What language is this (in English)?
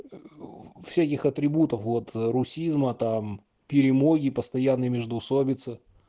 Russian